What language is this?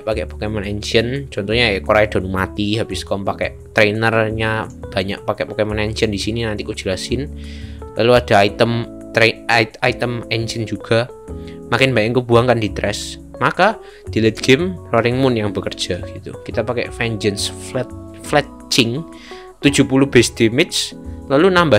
Indonesian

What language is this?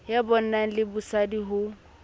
Southern Sotho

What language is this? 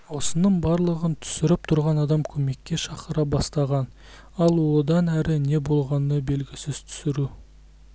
Kazakh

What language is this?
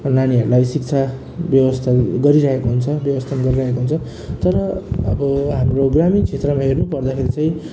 Nepali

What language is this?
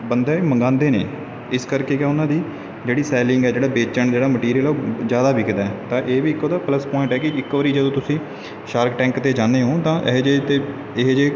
Punjabi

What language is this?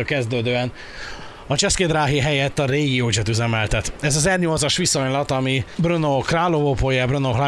Hungarian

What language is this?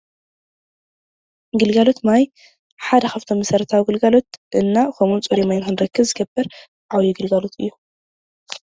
Tigrinya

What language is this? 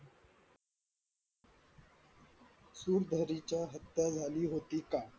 Marathi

